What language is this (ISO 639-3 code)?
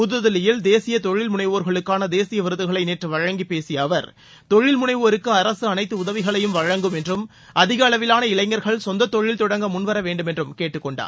tam